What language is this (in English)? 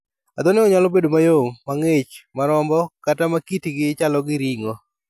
Luo (Kenya and Tanzania)